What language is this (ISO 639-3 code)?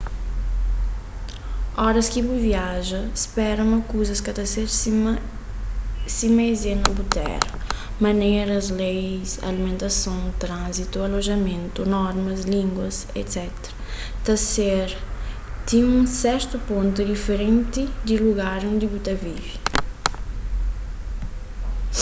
kea